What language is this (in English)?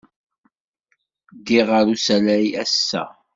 Kabyle